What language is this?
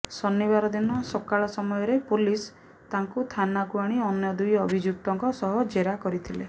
Odia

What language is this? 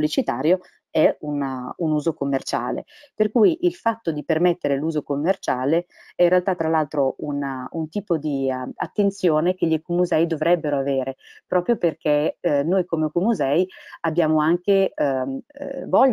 Italian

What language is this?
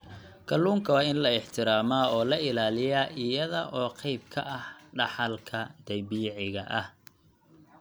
Somali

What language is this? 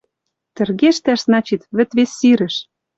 Western Mari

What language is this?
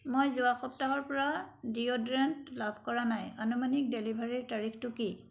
Assamese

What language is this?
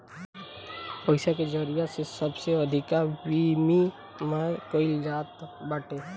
Bhojpuri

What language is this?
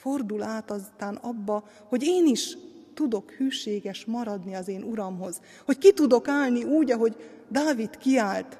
Hungarian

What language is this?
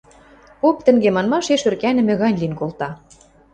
Western Mari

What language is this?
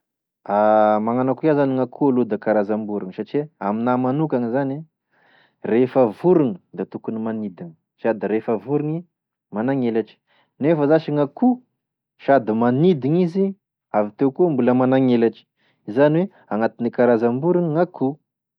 Tesaka Malagasy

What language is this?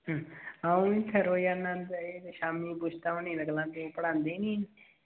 Dogri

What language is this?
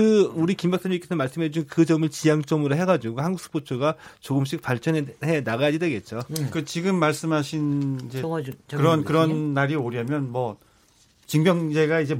Korean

